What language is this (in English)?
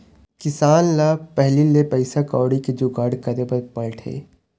Chhattisgarhi